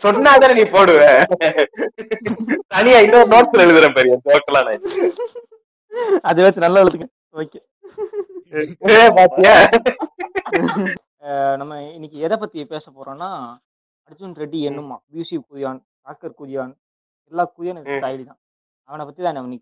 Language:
Tamil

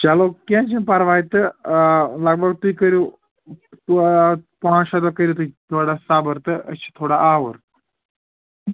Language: Kashmiri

